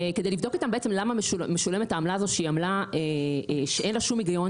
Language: Hebrew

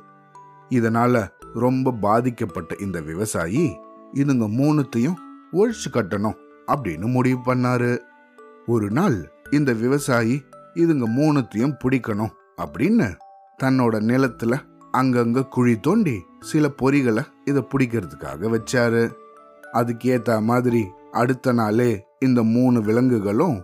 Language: Tamil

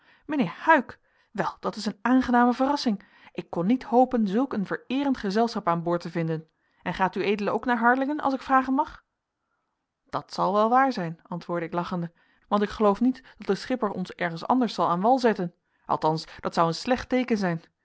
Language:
Dutch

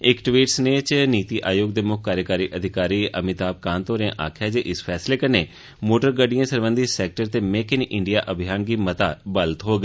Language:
Dogri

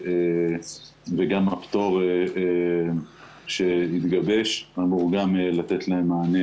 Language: Hebrew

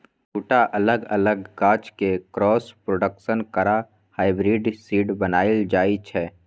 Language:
Maithili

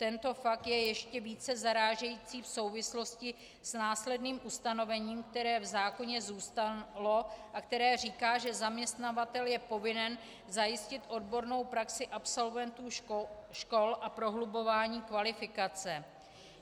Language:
Czech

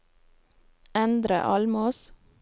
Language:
Norwegian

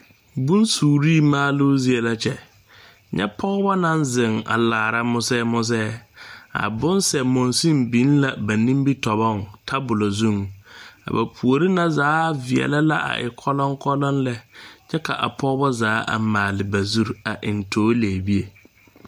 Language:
Southern Dagaare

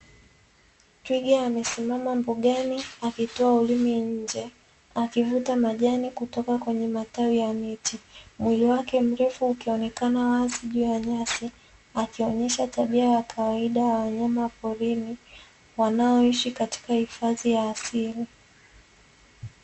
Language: Swahili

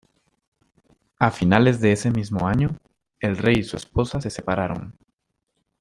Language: Spanish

